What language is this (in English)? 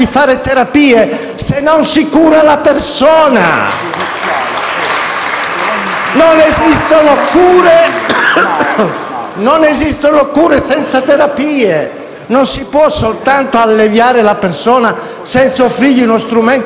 Italian